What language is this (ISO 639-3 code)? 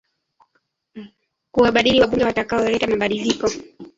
swa